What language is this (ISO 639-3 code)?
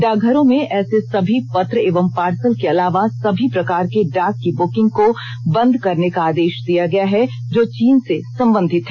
hin